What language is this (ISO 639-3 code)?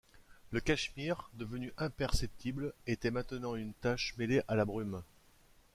fra